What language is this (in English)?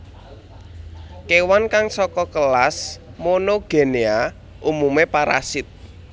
Javanese